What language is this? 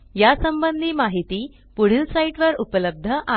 Marathi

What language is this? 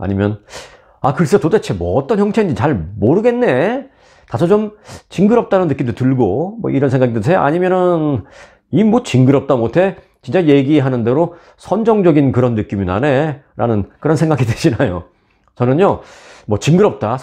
Korean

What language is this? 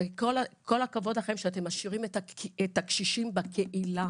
Hebrew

